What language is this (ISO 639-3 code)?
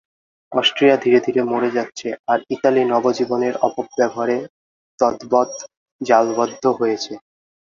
ben